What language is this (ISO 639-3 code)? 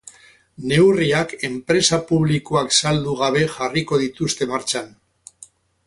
eus